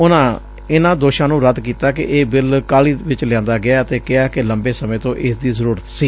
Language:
Punjabi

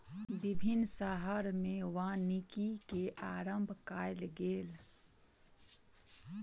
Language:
Maithili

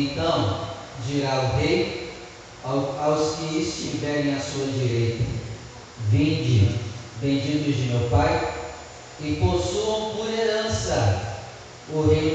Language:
Portuguese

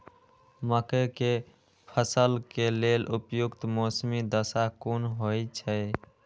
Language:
Maithili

